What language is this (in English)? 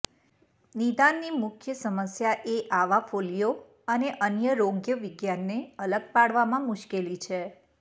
Gujarati